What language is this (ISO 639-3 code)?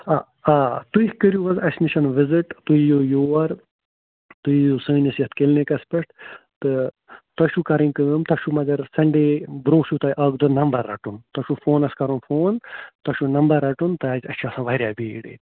kas